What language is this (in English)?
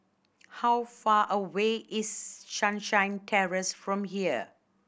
English